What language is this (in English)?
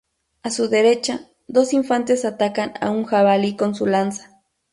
Spanish